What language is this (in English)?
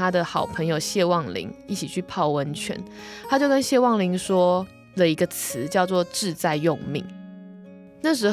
Chinese